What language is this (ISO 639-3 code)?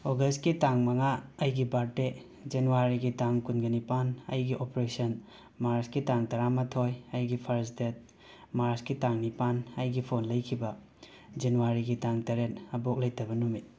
mni